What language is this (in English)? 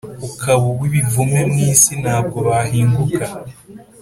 Kinyarwanda